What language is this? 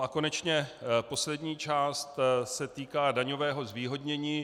Czech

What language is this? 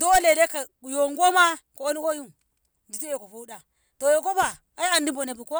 Ngamo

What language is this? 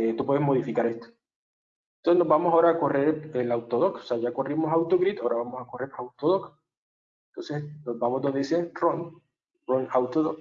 Spanish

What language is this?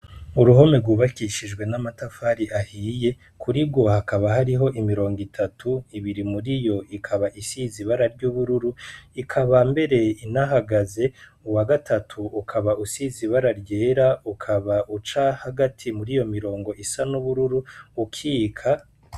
Rundi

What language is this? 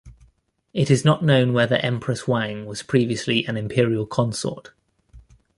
English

